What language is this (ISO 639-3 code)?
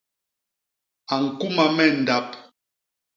bas